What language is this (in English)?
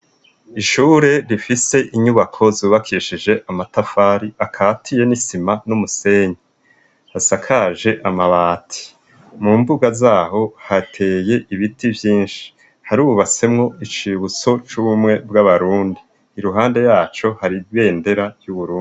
Rundi